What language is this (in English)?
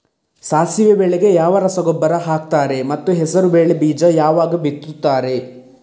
Kannada